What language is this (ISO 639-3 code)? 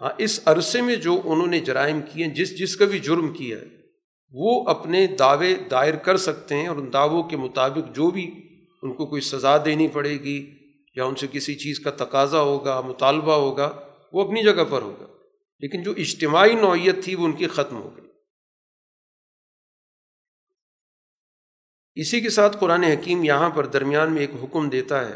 urd